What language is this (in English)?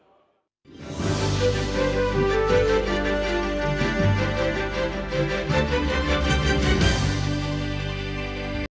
Ukrainian